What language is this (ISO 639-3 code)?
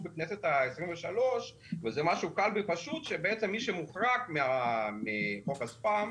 heb